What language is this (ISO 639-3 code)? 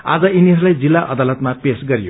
nep